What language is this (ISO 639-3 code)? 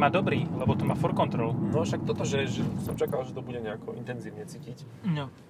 slk